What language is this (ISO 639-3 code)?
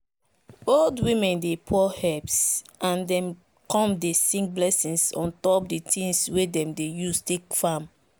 pcm